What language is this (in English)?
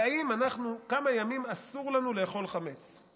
Hebrew